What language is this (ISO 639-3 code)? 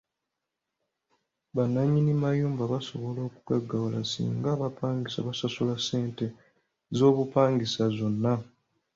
lug